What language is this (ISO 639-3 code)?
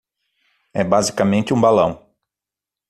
por